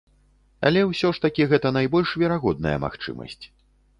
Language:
Belarusian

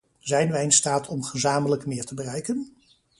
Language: Dutch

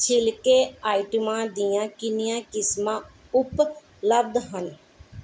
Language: Punjabi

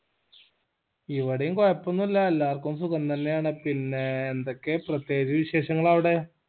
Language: Malayalam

